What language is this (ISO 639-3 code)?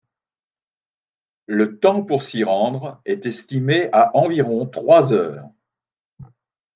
fra